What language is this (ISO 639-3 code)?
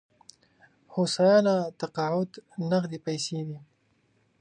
pus